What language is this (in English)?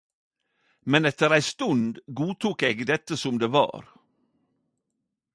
Norwegian Nynorsk